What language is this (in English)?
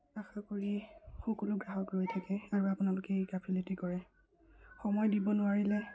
Assamese